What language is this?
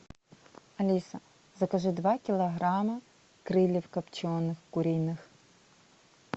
Russian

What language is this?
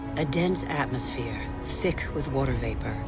English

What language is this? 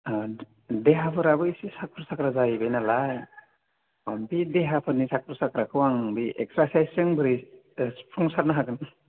Bodo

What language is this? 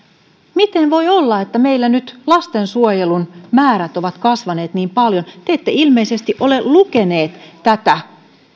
Finnish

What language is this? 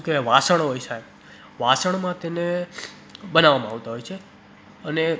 Gujarati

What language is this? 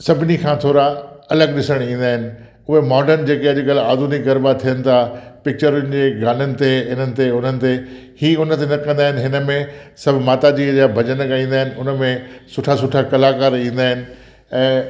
Sindhi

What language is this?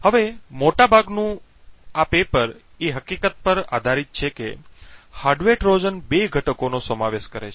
Gujarati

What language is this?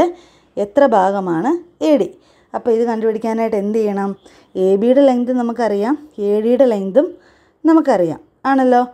Malayalam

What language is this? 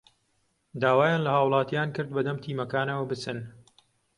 Central Kurdish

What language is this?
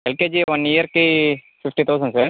Telugu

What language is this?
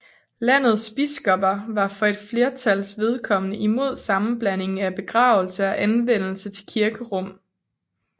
Danish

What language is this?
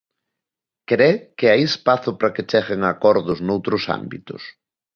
Galician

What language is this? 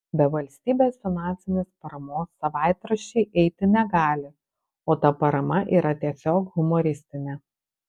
Lithuanian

